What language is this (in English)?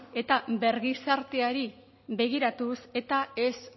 Basque